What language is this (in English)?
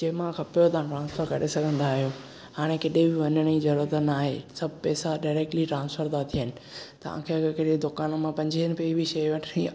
Sindhi